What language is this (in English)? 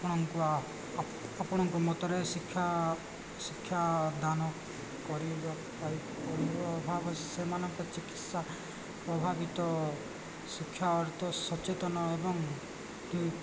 Odia